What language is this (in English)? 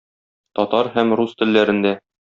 Tatar